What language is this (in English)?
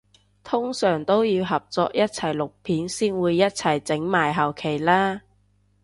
Cantonese